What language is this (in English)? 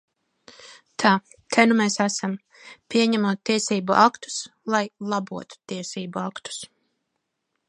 Latvian